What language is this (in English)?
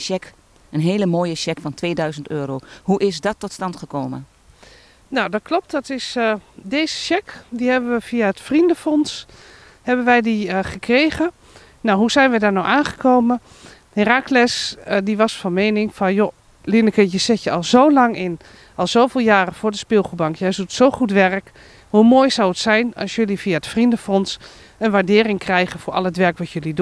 Dutch